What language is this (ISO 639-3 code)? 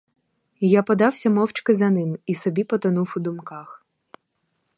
ukr